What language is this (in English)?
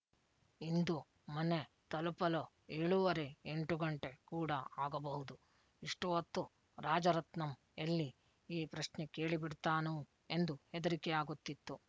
Kannada